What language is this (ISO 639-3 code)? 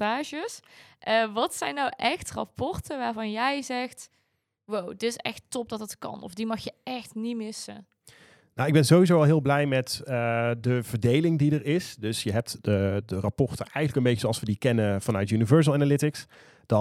nld